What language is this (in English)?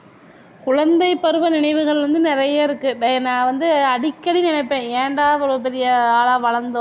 Tamil